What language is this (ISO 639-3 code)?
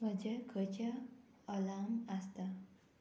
kok